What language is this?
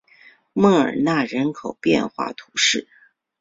Chinese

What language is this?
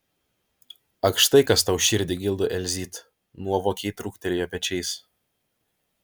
Lithuanian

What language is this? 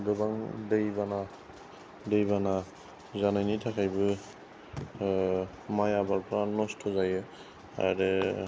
Bodo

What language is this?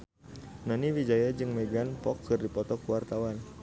Sundanese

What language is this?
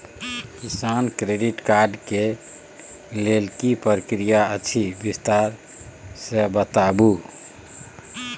Maithili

